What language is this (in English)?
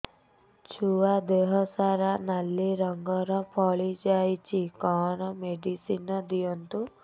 Odia